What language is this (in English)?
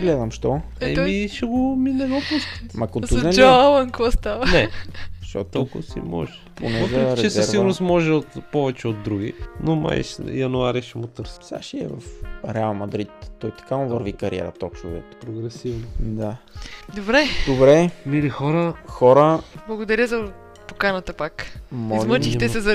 Bulgarian